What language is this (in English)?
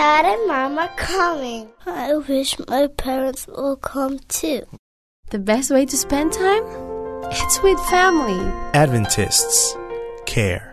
Filipino